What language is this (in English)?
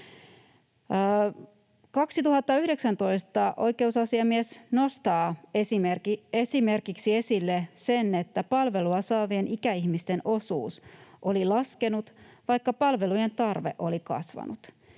Finnish